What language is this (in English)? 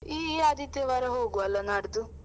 Kannada